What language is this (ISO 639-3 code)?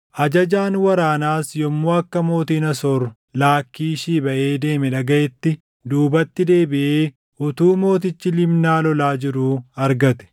orm